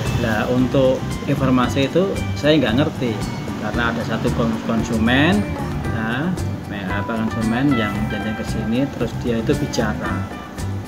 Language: Indonesian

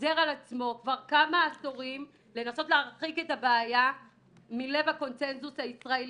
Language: Hebrew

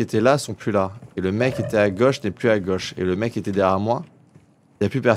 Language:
French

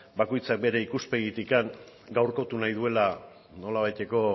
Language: Basque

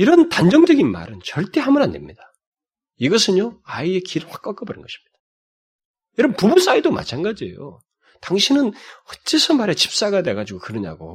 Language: Korean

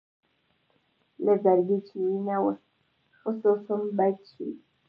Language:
Pashto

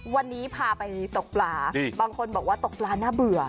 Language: Thai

